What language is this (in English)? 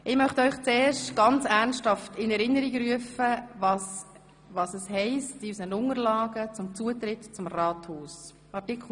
Swiss German